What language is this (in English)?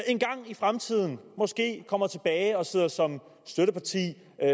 Danish